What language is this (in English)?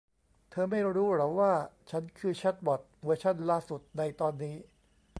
Thai